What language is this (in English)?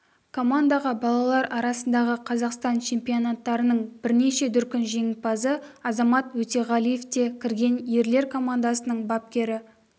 Kazakh